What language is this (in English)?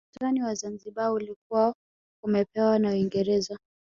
Swahili